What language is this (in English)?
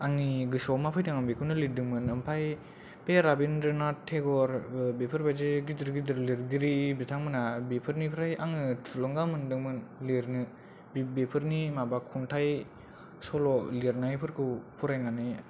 Bodo